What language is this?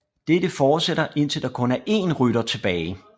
Danish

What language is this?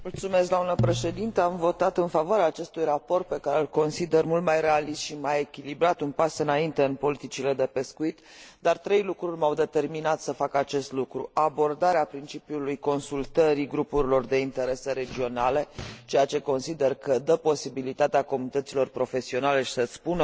Romanian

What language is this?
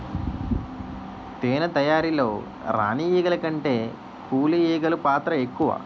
Telugu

